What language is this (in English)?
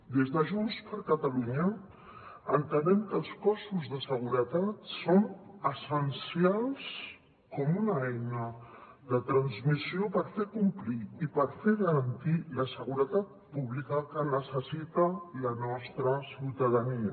Catalan